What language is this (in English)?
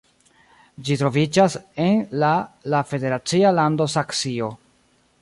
Esperanto